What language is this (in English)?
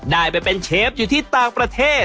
Thai